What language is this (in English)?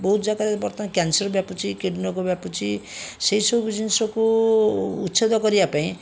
Odia